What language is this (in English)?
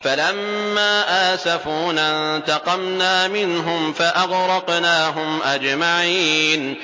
Arabic